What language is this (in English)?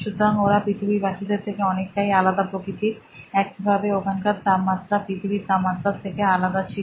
Bangla